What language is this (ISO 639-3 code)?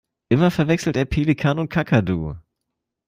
deu